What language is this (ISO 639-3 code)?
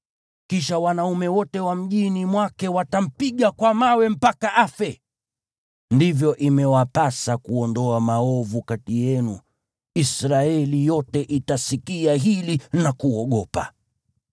swa